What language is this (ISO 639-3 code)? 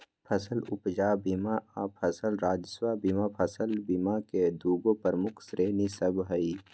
mag